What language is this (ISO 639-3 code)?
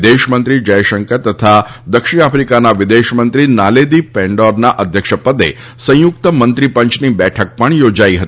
guj